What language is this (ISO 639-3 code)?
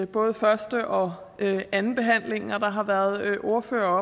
dan